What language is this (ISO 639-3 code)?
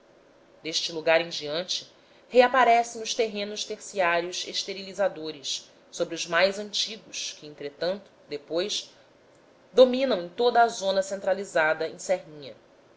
por